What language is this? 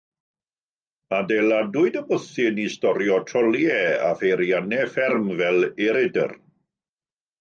Welsh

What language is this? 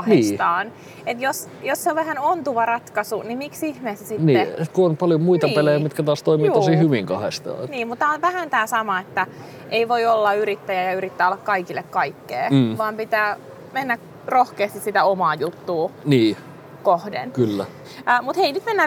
Finnish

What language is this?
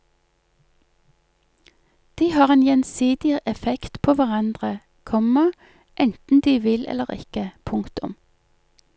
Norwegian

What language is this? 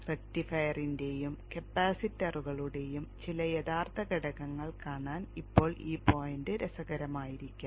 Malayalam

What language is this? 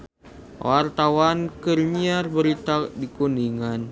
Sundanese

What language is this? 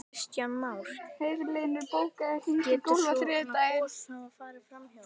Icelandic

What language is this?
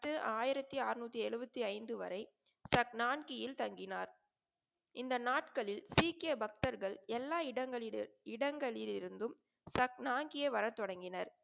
Tamil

